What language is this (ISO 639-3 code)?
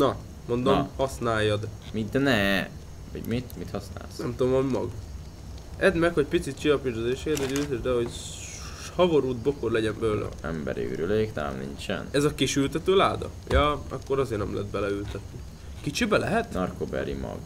hun